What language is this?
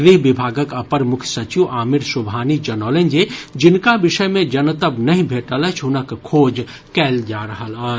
Maithili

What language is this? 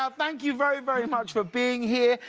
English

